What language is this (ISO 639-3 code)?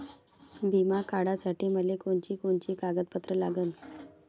mar